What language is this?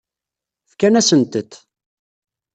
Kabyle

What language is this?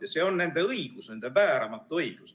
Estonian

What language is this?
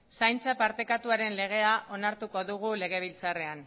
Basque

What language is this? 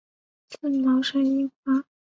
Chinese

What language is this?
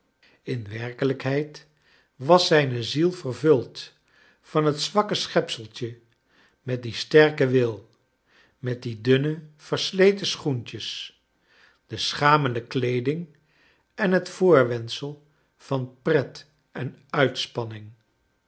Dutch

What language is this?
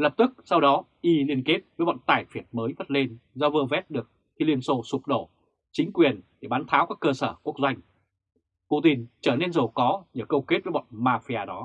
Vietnamese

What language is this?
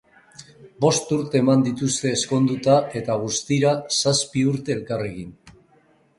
Basque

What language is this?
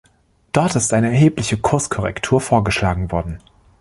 German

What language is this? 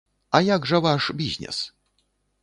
Belarusian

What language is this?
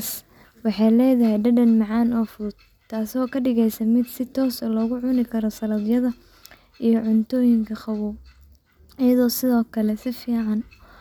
Somali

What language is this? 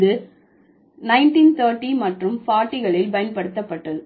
Tamil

